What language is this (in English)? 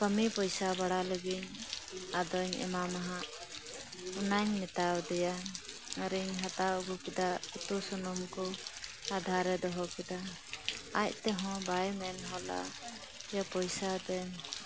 Santali